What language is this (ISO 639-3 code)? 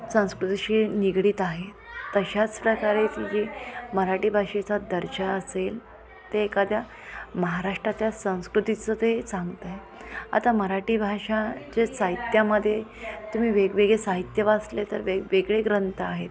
mar